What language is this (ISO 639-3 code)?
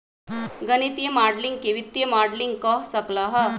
mag